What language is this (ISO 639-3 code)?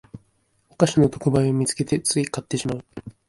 jpn